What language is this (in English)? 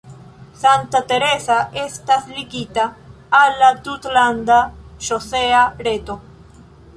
Esperanto